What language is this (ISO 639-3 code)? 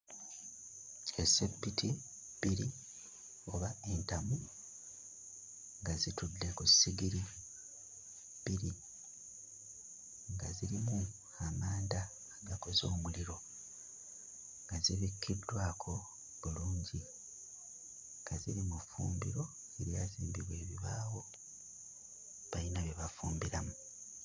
lug